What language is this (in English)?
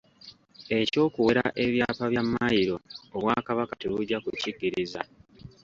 Ganda